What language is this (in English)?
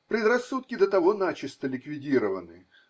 Russian